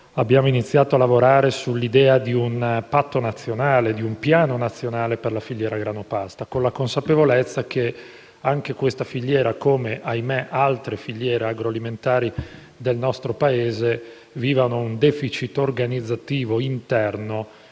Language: Italian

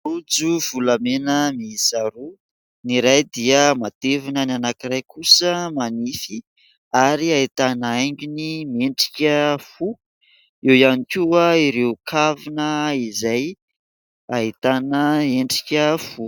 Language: Malagasy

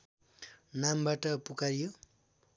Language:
Nepali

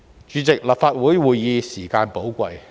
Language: Cantonese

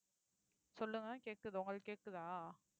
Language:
Tamil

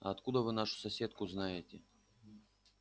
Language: Russian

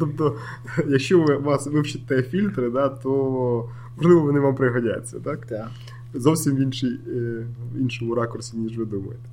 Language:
Ukrainian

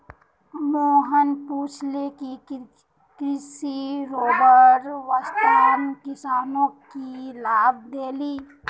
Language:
Magahi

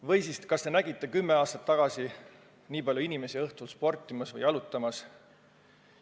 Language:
Estonian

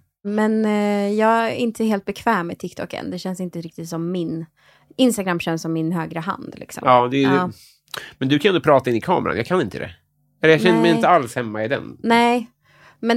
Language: Swedish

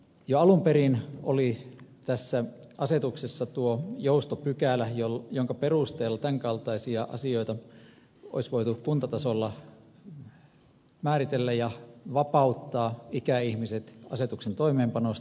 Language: Finnish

